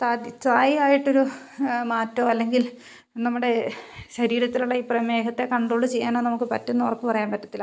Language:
Malayalam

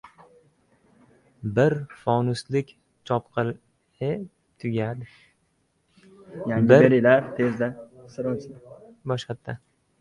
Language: Uzbek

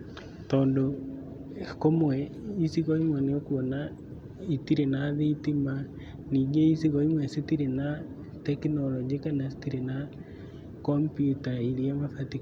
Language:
Kikuyu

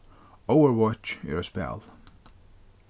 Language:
Faroese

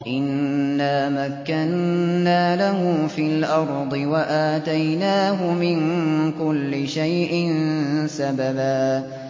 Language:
Arabic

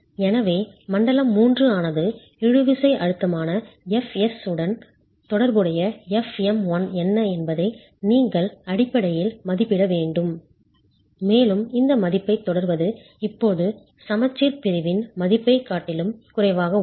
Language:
Tamil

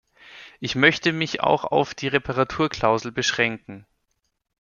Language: German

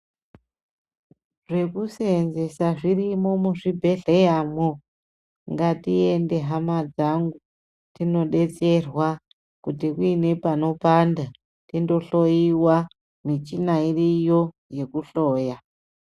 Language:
Ndau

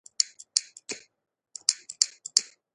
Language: Pashto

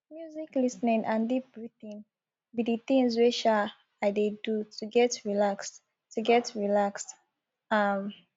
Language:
Nigerian Pidgin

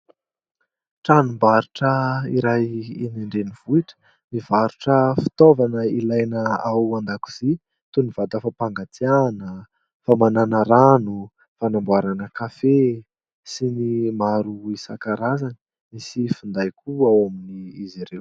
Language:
Malagasy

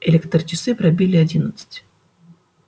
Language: Russian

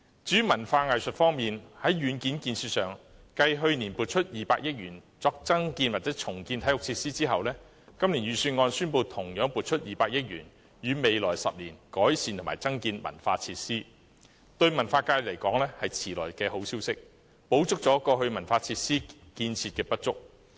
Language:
Cantonese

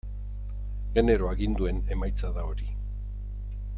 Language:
Basque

